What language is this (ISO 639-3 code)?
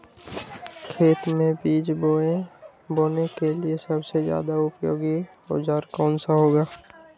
mag